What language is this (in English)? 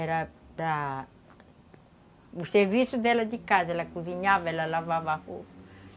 Portuguese